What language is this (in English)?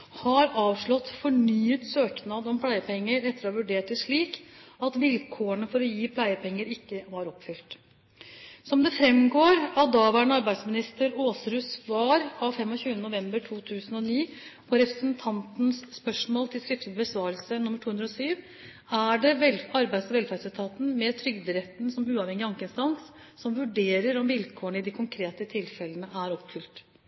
Norwegian Bokmål